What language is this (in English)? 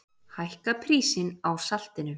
Icelandic